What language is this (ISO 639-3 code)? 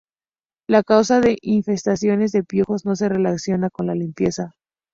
spa